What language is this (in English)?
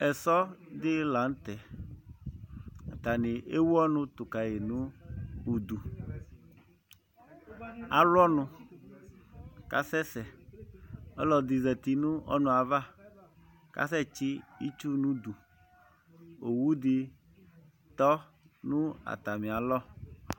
Ikposo